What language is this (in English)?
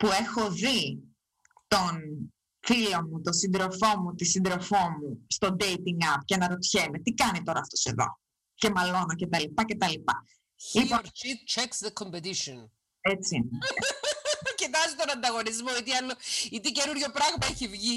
Greek